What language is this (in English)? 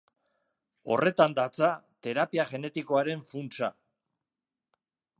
Basque